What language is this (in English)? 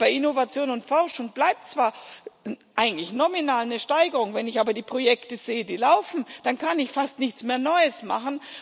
German